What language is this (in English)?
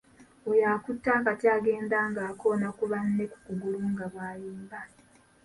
Ganda